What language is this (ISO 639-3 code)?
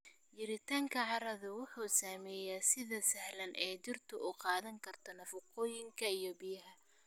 som